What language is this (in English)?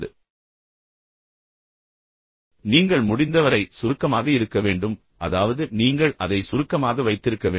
Tamil